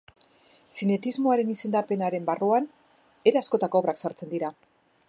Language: Basque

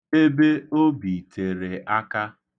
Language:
Igbo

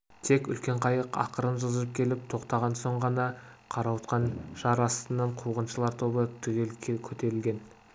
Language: Kazakh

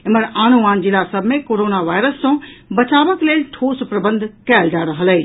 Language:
Maithili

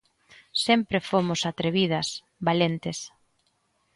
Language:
Galician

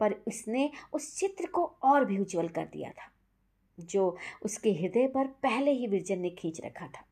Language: Hindi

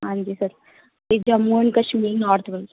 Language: Punjabi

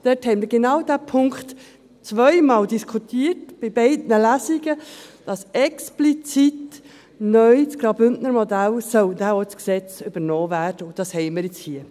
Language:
Swiss German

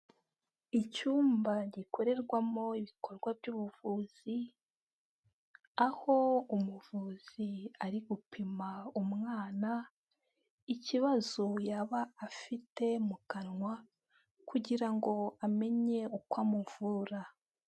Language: Kinyarwanda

